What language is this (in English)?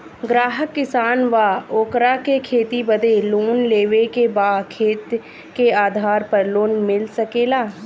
Bhojpuri